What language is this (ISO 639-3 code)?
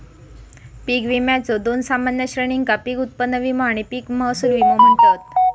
mar